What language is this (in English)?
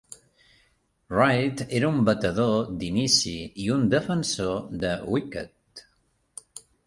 Catalan